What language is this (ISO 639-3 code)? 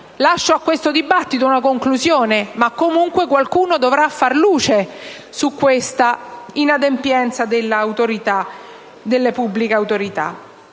ita